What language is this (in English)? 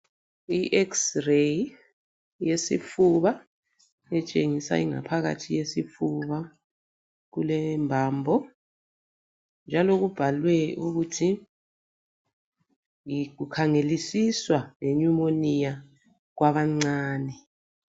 North Ndebele